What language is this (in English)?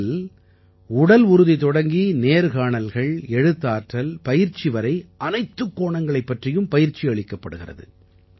Tamil